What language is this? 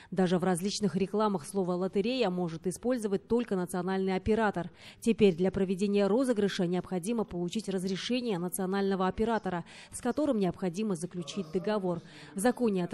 Russian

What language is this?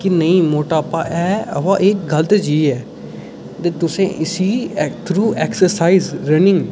Dogri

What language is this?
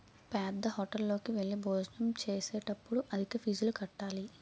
Telugu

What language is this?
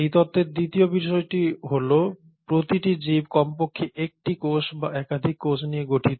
Bangla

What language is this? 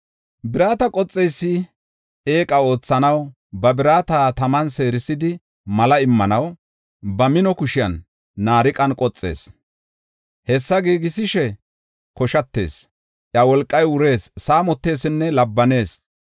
Gofa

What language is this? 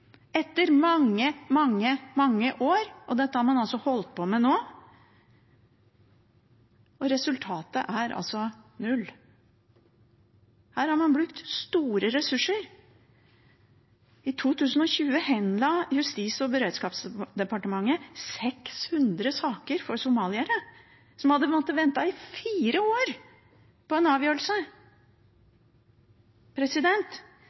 Norwegian Bokmål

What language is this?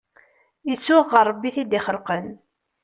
Kabyle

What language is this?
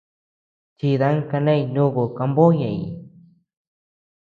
Tepeuxila Cuicatec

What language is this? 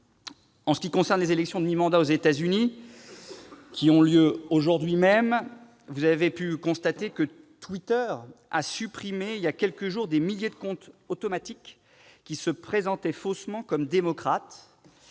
French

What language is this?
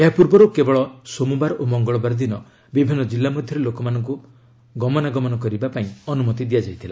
Odia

